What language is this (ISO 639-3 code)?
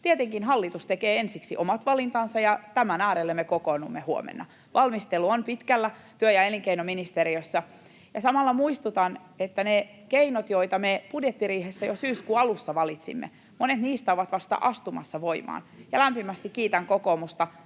fin